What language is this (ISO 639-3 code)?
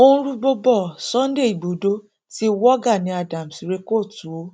yor